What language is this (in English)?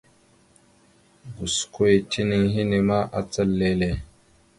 Mada (Cameroon)